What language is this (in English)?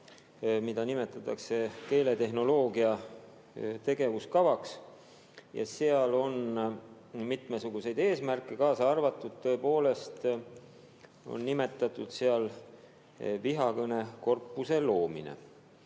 Estonian